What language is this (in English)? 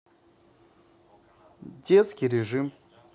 Russian